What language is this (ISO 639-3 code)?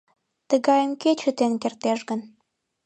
chm